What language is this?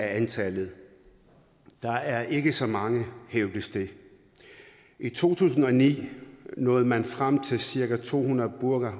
Danish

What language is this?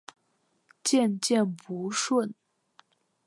Chinese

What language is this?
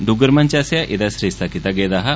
Dogri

